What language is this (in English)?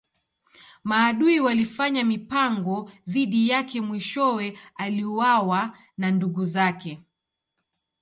Swahili